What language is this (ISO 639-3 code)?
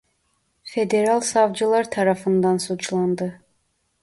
tur